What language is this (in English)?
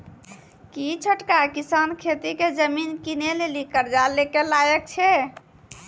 Maithili